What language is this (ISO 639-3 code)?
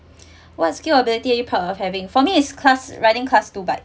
eng